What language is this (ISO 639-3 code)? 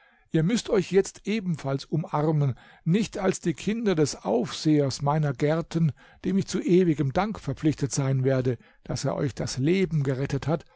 deu